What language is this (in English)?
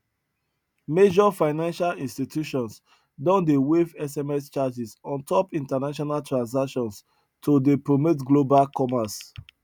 Nigerian Pidgin